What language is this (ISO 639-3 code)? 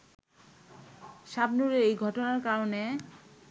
ben